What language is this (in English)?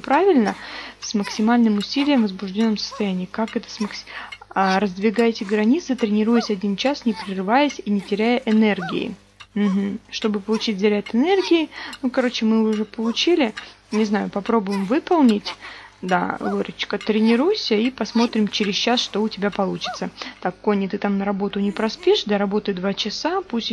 Russian